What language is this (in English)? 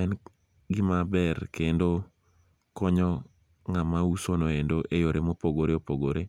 Luo (Kenya and Tanzania)